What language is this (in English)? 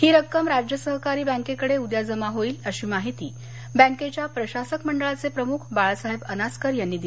Marathi